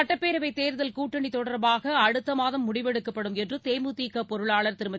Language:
Tamil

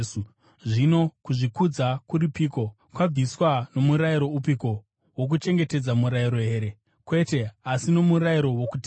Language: Shona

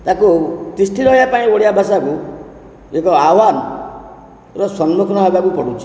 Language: Odia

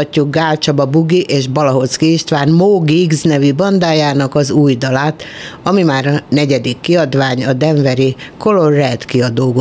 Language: Hungarian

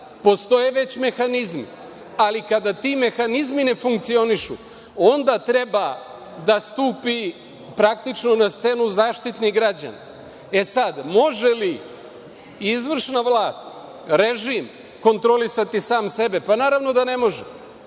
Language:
Serbian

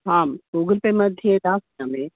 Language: Sanskrit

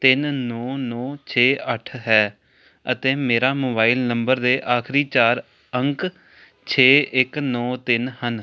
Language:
Punjabi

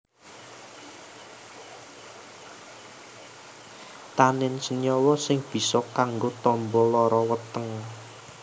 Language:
Javanese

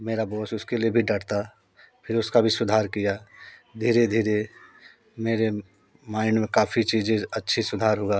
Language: Hindi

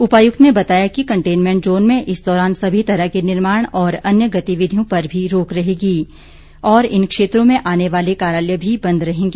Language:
Hindi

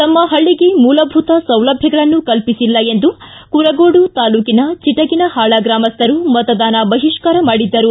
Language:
Kannada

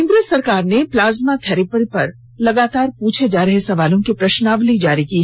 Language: Hindi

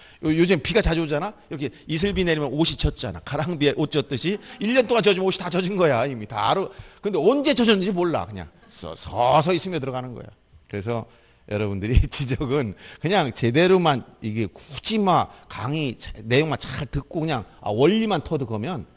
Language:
Korean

